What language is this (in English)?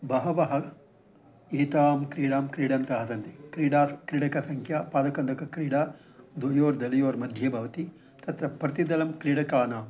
Sanskrit